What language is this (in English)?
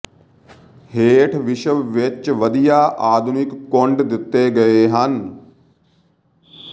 Punjabi